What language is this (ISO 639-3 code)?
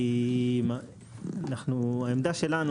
heb